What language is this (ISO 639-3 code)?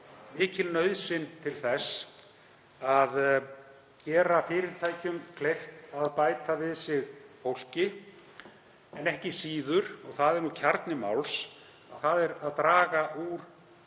isl